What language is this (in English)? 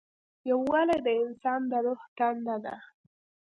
Pashto